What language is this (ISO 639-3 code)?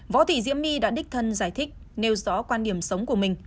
vie